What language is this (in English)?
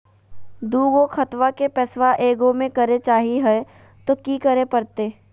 Magahi